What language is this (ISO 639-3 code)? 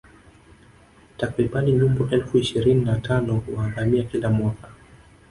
swa